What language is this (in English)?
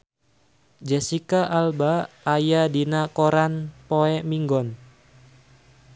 Sundanese